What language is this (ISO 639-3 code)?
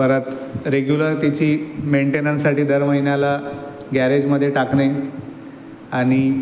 mar